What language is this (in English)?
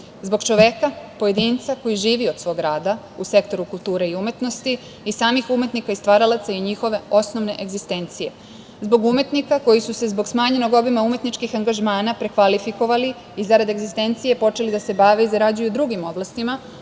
Serbian